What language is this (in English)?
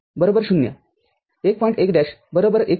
Marathi